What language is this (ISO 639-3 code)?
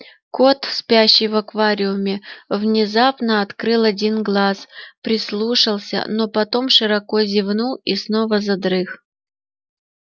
rus